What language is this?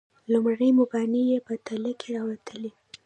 Pashto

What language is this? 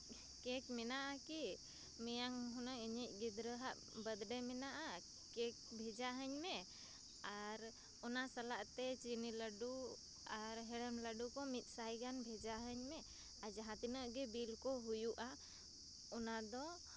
Santali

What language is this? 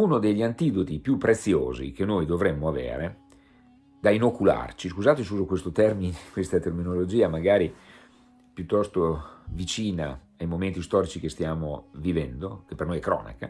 Italian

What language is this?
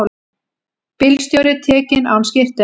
Icelandic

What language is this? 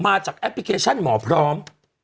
Thai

